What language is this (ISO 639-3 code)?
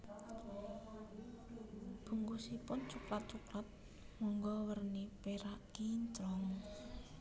jav